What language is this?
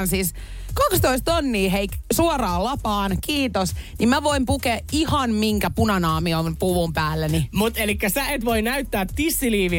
Finnish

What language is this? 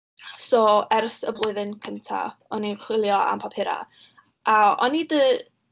Welsh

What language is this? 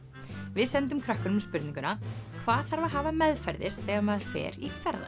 Icelandic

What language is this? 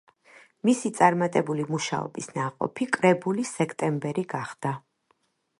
Georgian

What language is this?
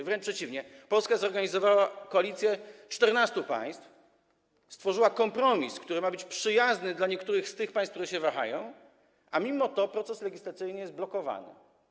Polish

